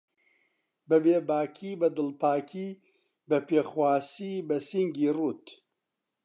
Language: Central Kurdish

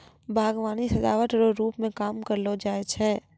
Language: Maithili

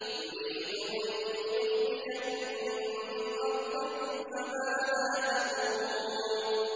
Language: Arabic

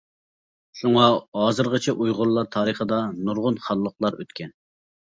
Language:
Uyghur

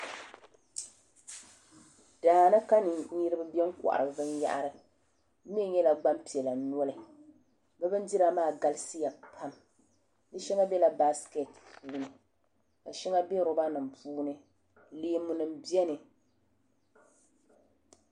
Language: Dagbani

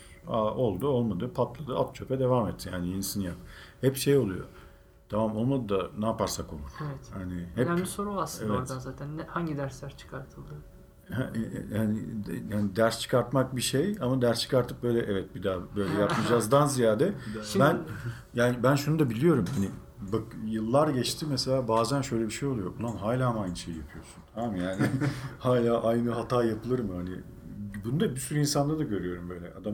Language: Turkish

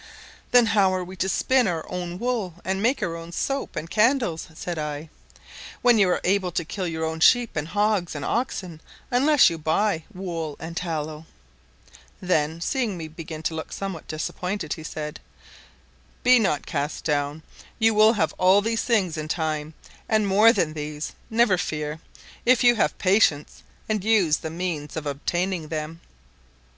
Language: English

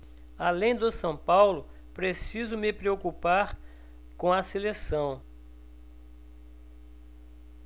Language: Portuguese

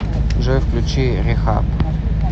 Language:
Russian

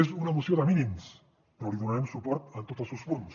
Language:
Catalan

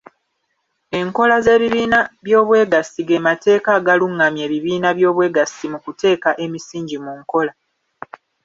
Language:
Ganda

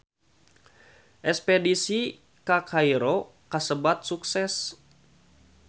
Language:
Sundanese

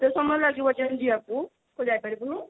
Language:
Odia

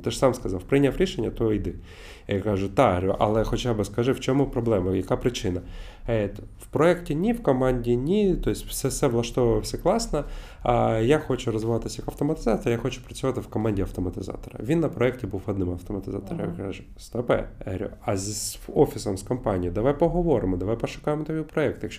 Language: Ukrainian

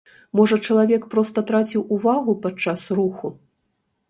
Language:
Belarusian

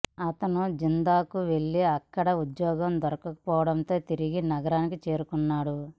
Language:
Telugu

